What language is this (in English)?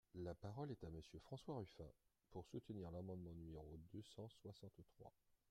French